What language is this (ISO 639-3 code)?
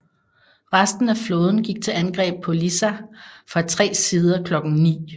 dan